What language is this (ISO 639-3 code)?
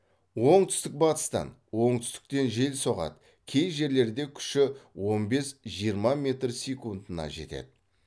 kaz